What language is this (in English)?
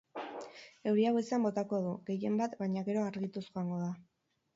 Basque